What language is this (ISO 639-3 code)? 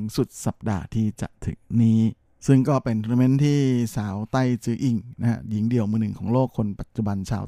tha